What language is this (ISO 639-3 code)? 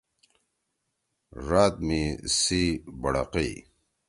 trw